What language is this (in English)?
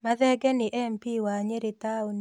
Kikuyu